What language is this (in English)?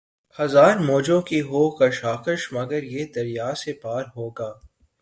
Urdu